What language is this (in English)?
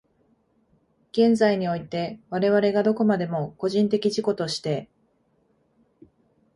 Japanese